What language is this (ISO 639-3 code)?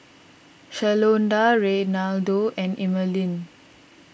eng